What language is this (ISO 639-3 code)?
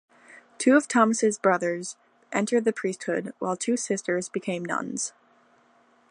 eng